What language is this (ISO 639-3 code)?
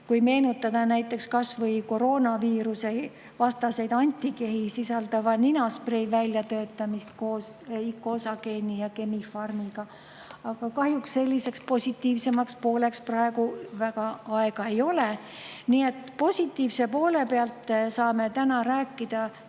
est